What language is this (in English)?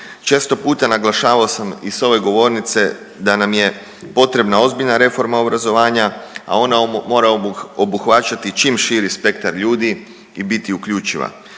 Croatian